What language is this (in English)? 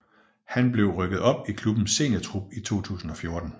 Danish